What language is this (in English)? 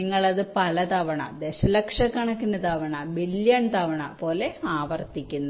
Malayalam